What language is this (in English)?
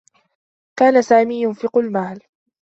Arabic